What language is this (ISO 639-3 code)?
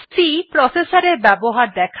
ben